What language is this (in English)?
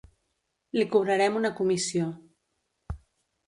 Catalan